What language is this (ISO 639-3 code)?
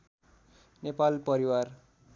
nep